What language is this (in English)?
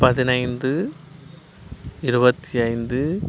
Tamil